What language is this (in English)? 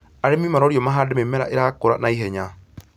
Kikuyu